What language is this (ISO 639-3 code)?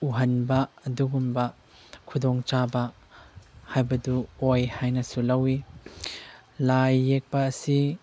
mni